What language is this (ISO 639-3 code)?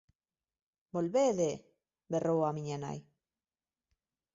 glg